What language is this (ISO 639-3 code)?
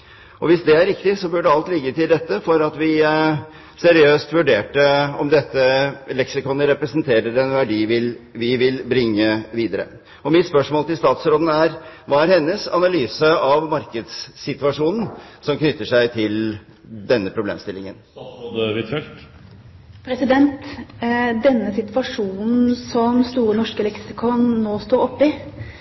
nob